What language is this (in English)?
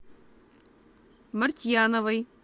Russian